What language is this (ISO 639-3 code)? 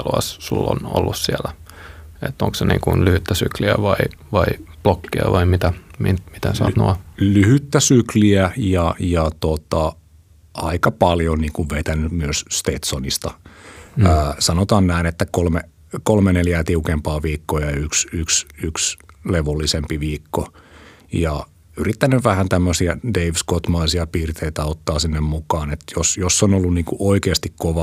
fin